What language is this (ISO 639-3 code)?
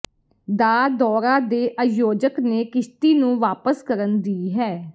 pan